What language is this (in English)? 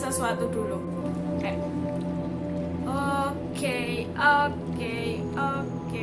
Indonesian